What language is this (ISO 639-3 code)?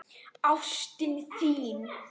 isl